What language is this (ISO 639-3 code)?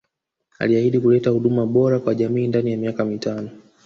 swa